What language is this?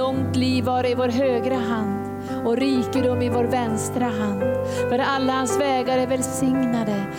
Swedish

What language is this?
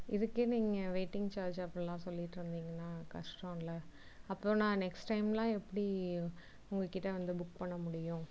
Tamil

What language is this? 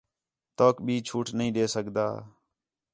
Khetrani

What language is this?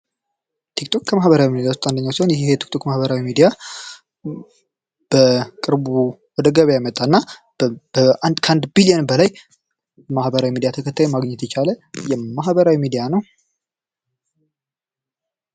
Amharic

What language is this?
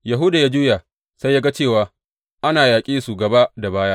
Hausa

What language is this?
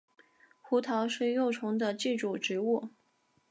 Chinese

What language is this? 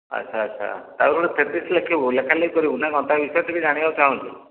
Odia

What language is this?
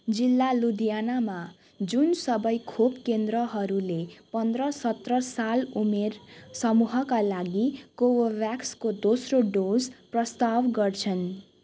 Nepali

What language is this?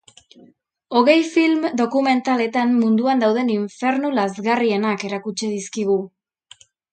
Basque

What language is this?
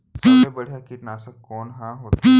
Chhattisgarhi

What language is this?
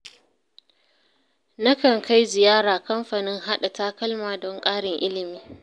Hausa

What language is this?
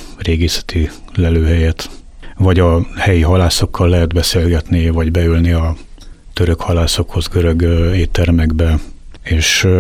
Hungarian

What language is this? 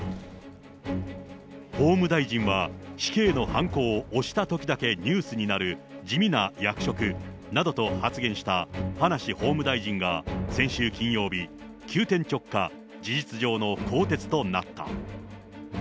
Japanese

